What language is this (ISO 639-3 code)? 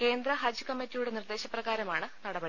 mal